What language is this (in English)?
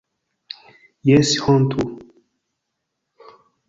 Esperanto